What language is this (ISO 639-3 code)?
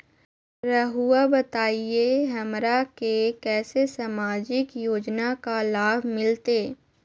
mag